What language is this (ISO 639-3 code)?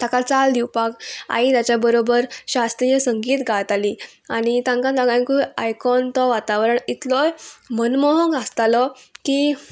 kok